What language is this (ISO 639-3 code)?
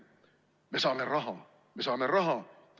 est